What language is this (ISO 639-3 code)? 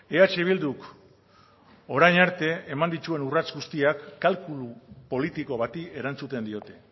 eus